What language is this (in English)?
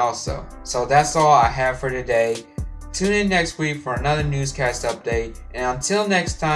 English